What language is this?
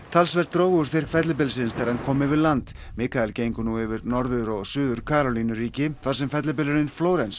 Icelandic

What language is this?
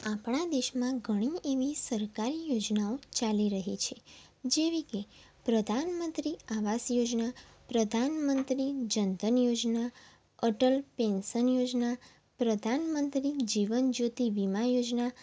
Gujarati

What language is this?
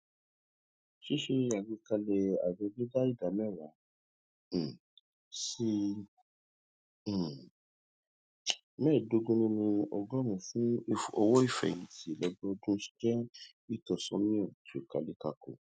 Yoruba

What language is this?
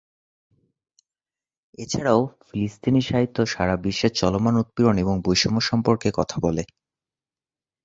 Bangla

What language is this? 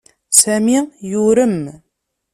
Kabyle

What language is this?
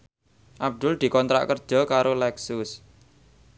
Javanese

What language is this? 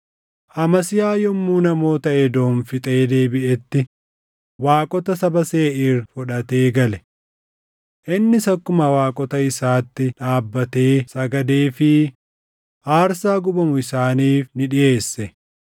Oromo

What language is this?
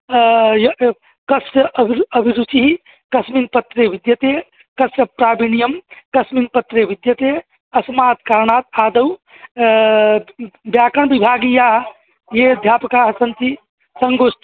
Sanskrit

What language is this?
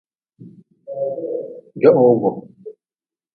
Nawdm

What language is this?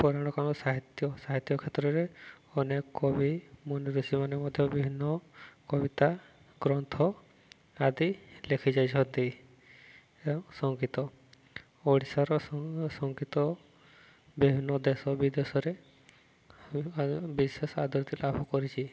Odia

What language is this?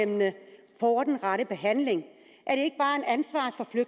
Danish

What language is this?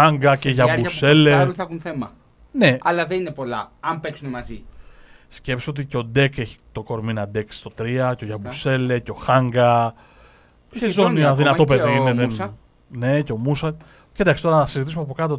Greek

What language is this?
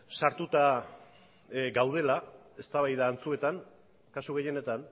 Basque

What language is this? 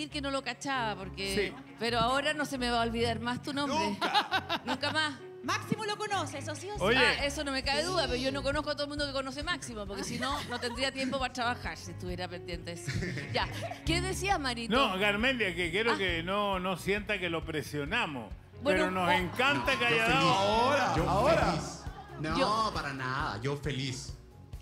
Spanish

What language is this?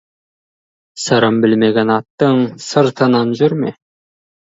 Kazakh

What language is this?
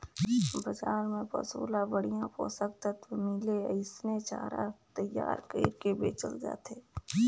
Chhattisgarhi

